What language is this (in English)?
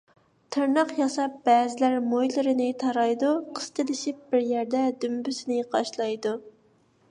Uyghur